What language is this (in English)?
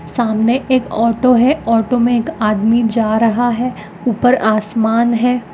Magahi